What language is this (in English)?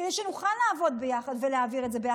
Hebrew